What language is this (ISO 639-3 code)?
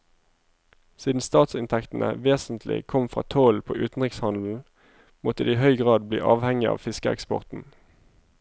nor